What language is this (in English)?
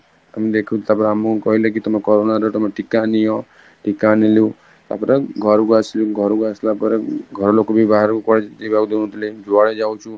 Odia